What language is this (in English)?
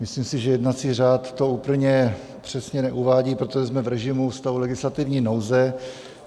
Czech